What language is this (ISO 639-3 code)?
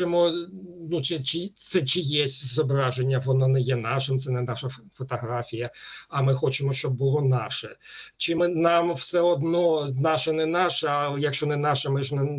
ukr